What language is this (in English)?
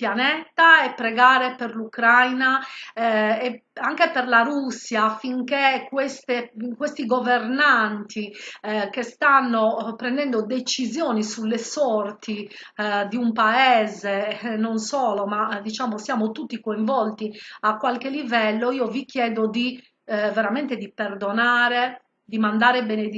Italian